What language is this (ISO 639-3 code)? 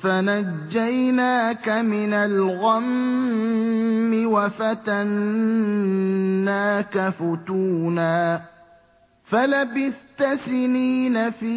ara